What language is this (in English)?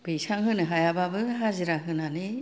Bodo